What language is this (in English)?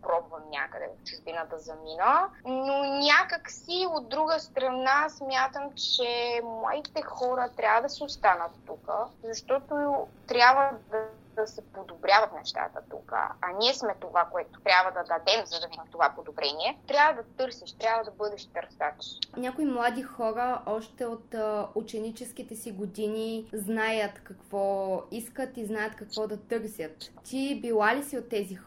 Bulgarian